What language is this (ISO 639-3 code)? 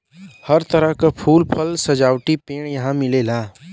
bho